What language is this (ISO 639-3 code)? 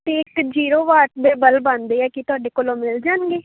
pan